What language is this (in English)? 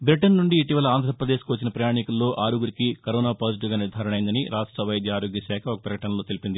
Telugu